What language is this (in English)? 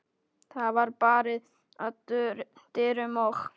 Icelandic